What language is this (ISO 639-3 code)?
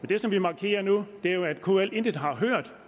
dan